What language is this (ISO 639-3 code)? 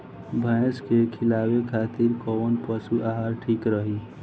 bho